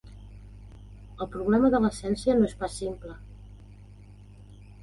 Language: Catalan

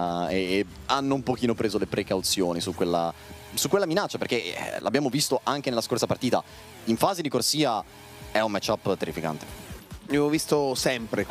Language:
Italian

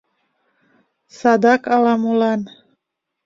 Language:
Mari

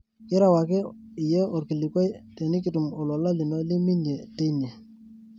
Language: Masai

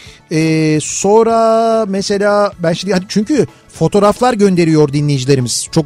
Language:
Turkish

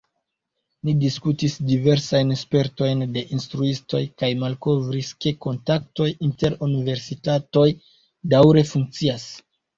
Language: Esperanto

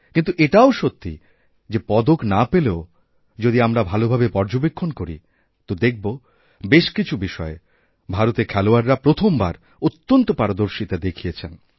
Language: Bangla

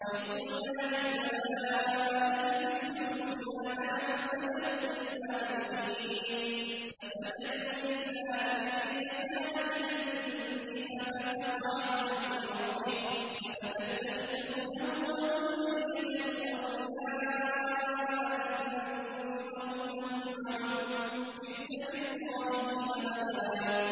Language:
Arabic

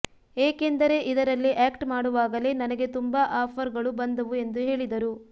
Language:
Kannada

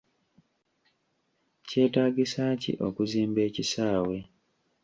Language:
Ganda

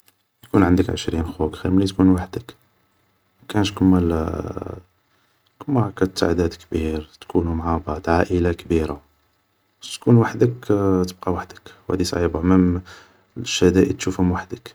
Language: Algerian Arabic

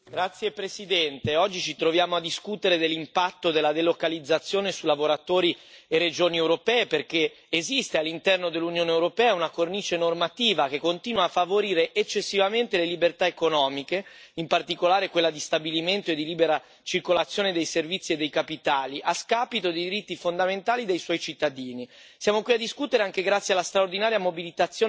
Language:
Italian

